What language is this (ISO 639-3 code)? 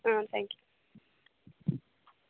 kan